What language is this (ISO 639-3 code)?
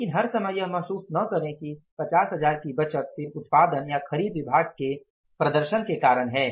hin